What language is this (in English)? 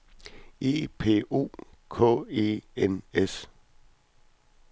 Danish